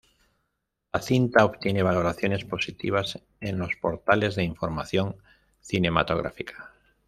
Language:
Spanish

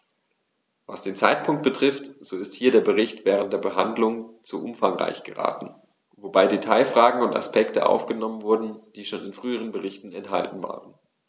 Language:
German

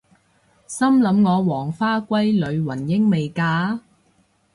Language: Cantonese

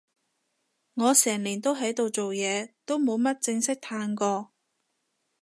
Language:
Cantonese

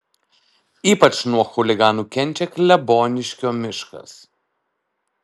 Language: Lithuanian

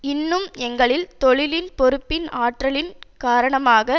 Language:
Tamil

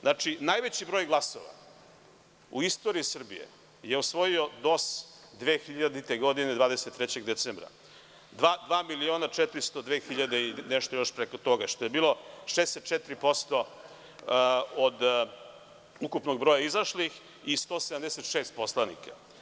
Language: Serbian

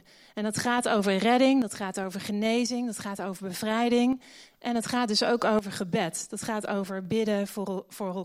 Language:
Dutch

